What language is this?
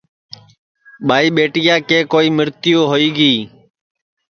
Sansi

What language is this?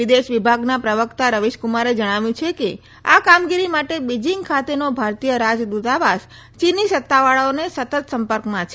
Gujarati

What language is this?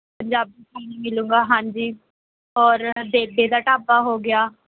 Punjabi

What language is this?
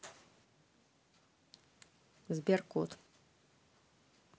Russian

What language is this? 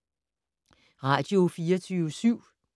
Danish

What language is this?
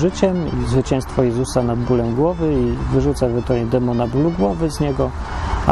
Polish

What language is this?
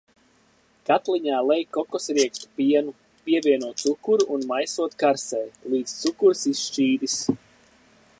Latvian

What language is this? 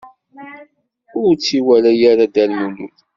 Kabyle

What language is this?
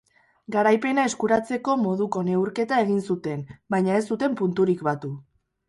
Basque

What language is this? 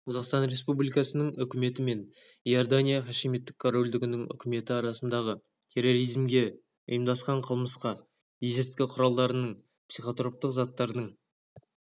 Kazakh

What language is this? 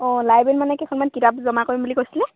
Assamese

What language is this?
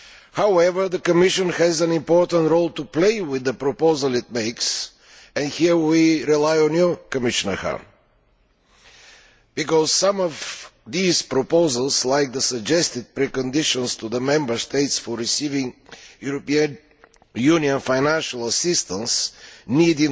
English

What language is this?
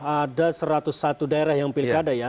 Indonesian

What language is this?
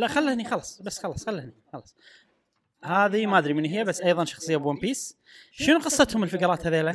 Arabic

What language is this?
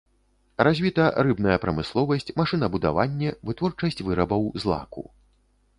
Belarusian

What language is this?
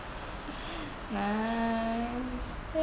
English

